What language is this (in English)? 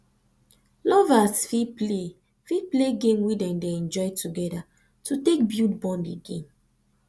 Nigerian Pidgin